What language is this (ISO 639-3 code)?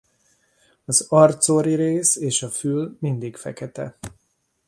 hun